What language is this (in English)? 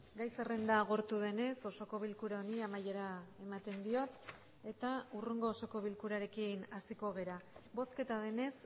Basque